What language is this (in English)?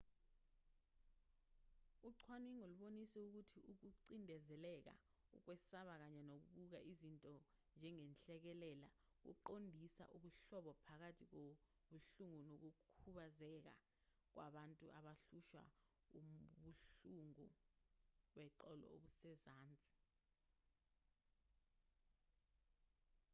Zulu